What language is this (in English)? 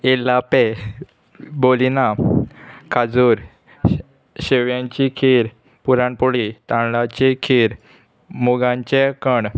Konkani